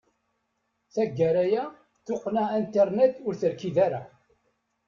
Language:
Kabyle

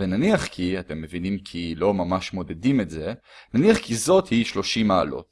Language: Hebrew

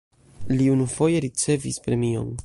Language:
Esperanto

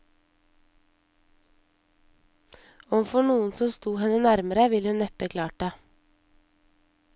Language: Norwegian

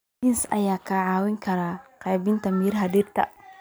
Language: Somali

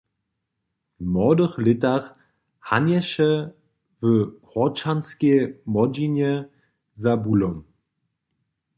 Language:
Upper Sorbian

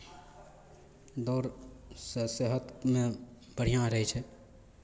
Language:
Maithili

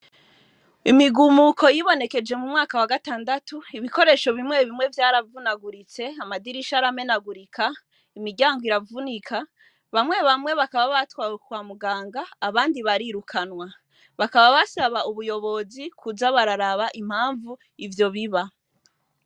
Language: Rundi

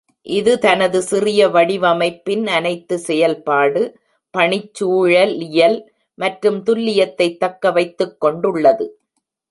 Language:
Tamil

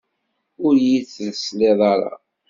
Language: Kabyle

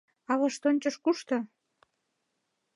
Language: Mari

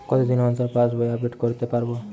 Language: Bangla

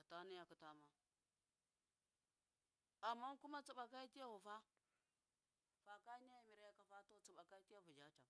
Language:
Miya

